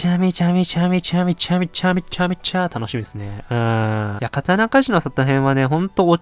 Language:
Japanese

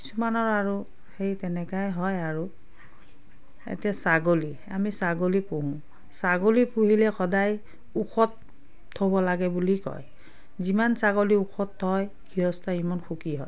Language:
Assamese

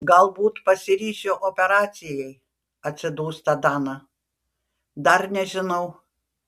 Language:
Lithuanian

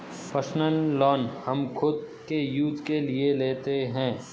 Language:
Hindi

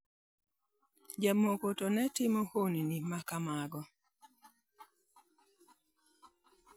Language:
Luo (Kenya and Tanzania)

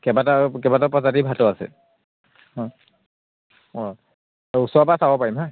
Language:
Assamese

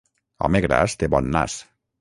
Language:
Catalan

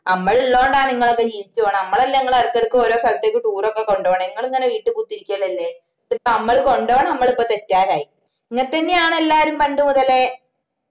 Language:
Malayalam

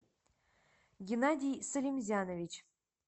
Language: Russian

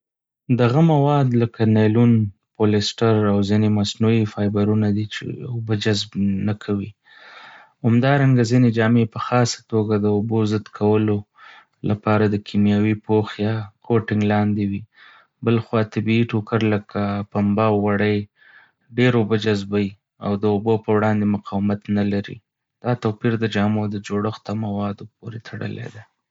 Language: Pashto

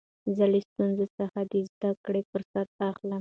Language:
Pashto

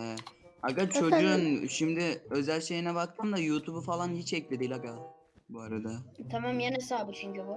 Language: Turkish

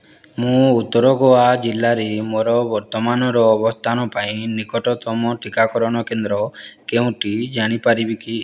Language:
Odia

